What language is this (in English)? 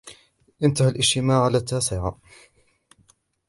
Arabic